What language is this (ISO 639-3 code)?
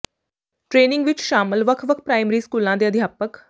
pan